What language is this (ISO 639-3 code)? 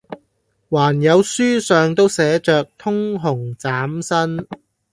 yue